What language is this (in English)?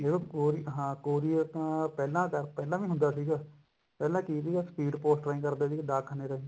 Punjabi